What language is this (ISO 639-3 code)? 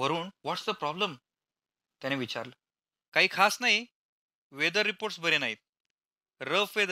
mar